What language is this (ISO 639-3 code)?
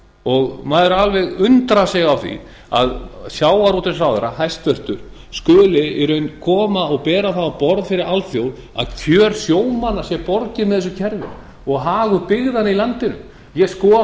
isl